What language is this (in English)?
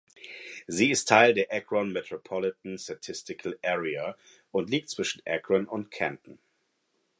German